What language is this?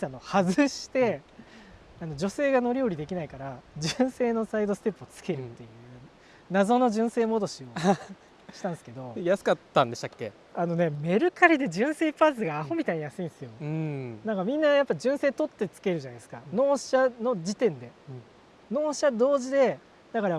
Japanese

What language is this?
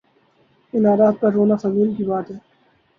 Urdu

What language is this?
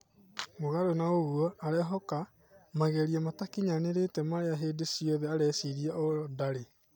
Kikuyu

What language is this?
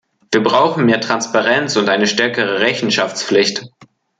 German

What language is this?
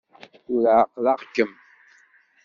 Kabyle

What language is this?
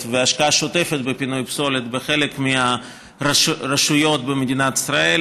Hebrew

